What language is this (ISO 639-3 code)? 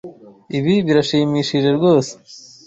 kin